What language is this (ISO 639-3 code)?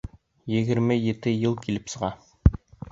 bak